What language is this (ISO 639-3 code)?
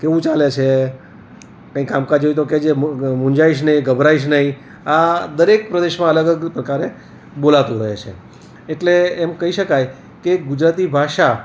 guj